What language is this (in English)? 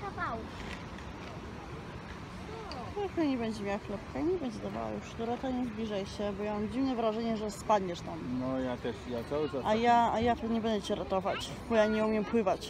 Polish